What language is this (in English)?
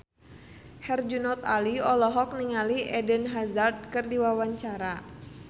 Sundanese